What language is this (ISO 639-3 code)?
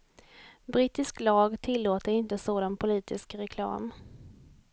swe